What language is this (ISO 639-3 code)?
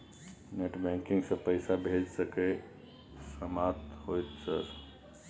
mai